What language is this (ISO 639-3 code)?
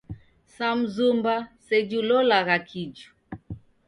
dav